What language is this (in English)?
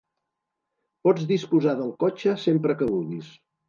Catalan